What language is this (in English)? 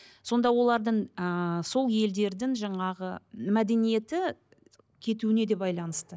Kazakh